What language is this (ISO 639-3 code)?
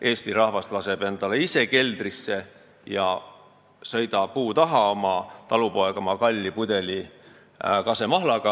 est